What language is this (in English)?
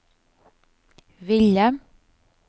Norwegian